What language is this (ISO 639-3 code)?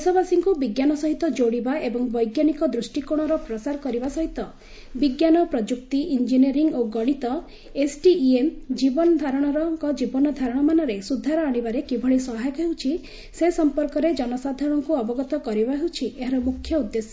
ori